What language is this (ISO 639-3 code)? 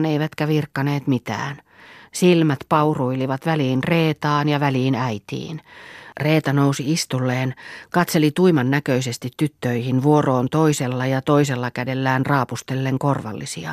fin